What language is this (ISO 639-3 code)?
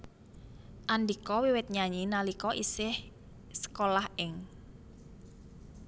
jav